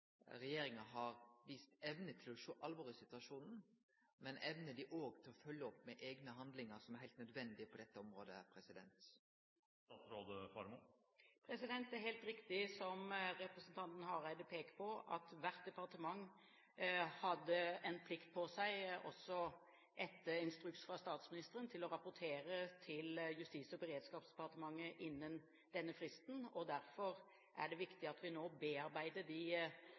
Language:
Norwegian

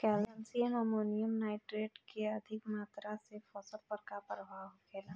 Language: Bhojpuri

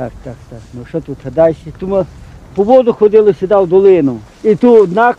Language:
Polish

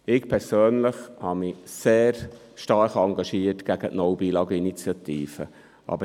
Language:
Swiss German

